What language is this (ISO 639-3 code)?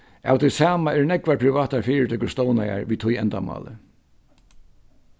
fao